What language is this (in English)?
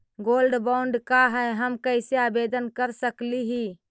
Magahi